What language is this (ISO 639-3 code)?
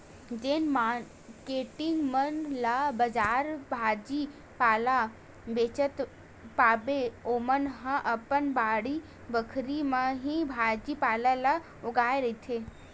hne